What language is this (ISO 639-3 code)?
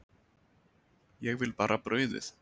isl